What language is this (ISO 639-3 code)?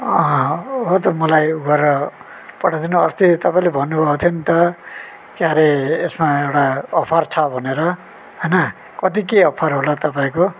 nep